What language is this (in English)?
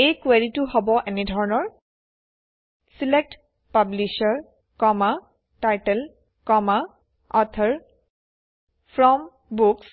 Assamese